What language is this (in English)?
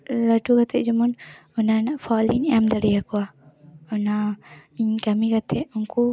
Santali